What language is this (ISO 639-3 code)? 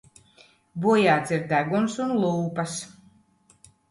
lav